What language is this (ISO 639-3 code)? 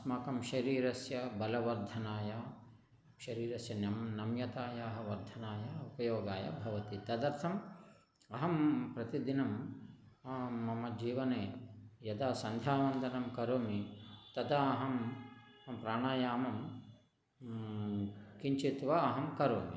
san